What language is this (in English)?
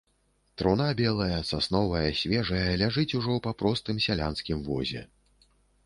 Belarusian